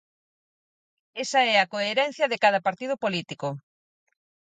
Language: Galician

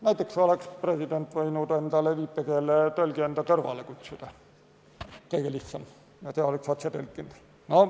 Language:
Estonian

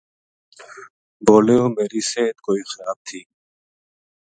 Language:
Gujari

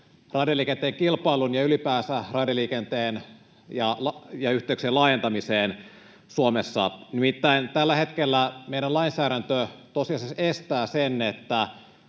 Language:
Finnish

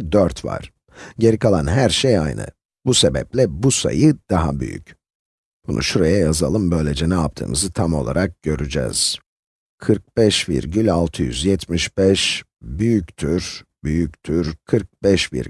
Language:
Turkish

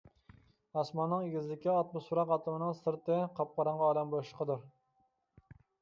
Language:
Uyghur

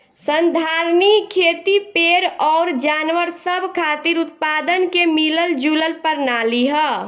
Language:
Bhojpuri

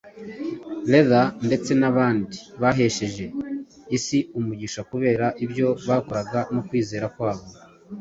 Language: Kinyarwanda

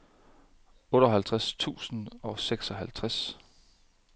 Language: Danish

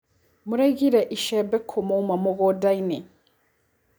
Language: Kikuyu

